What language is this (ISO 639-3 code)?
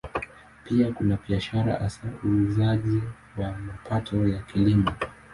swa